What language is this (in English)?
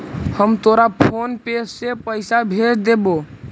Magahi